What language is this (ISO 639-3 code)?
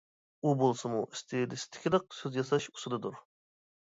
uig